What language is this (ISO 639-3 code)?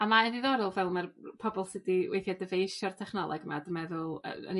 cym